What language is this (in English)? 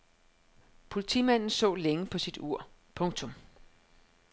Danish